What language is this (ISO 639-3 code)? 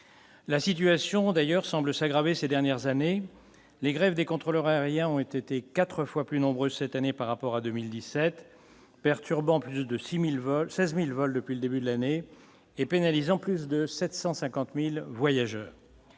fra